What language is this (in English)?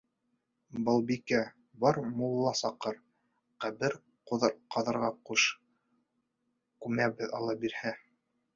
Bashkir